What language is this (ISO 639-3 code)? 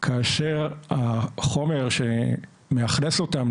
heb